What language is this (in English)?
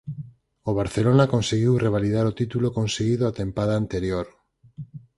Galician